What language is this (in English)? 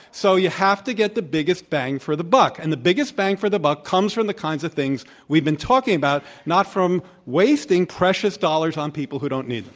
English